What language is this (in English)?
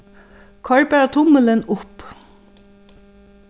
Faroese